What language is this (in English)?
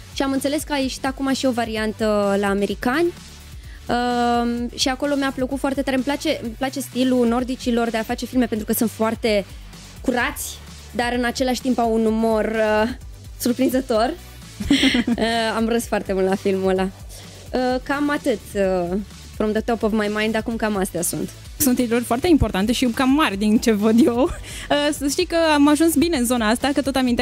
Romanian